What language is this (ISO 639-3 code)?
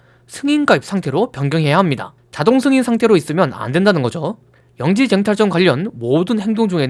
kor